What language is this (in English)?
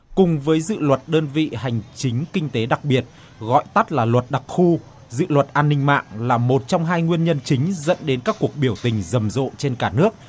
Vietnamese